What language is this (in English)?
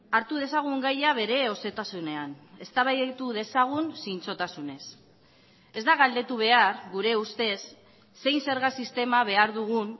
Basque